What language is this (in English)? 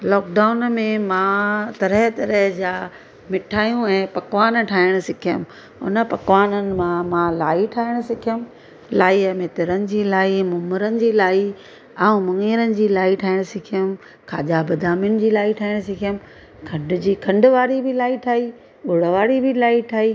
Sindhi